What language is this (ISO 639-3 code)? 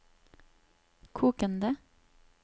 nor